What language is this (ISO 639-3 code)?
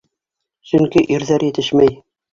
bak